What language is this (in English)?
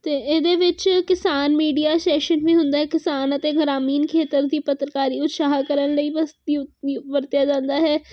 Punjabi